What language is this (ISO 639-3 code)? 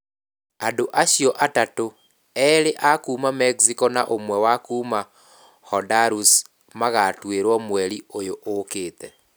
kik